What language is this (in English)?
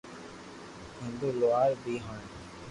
Loarki